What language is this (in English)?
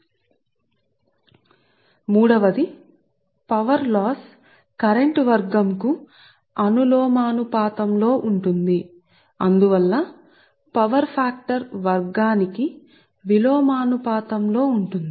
Telugu